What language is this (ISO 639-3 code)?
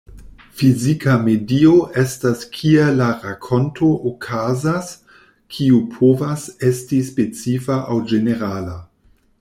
epo